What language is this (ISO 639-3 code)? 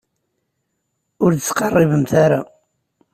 kab